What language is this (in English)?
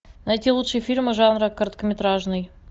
Russian